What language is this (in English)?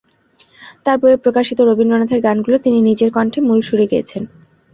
Bangla